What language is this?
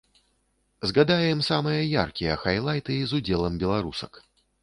Belarusian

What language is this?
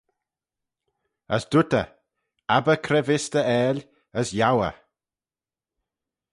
Manx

